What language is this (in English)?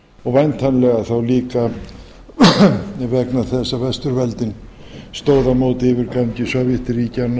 Icelandic